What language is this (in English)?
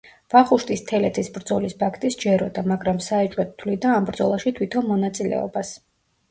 Georgian